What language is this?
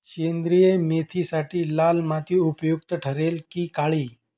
Marathi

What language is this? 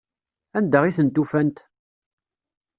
Kabyle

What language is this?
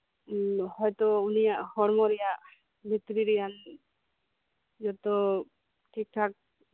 Santali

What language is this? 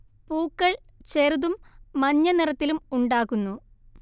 Malayalam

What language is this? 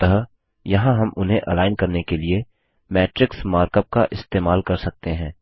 Hindi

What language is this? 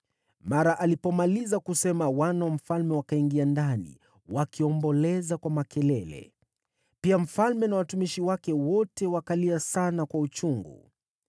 Swahili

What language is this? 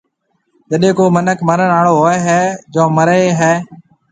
Marwari (Pakistan)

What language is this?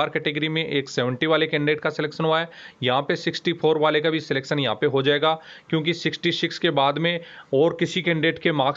Hindi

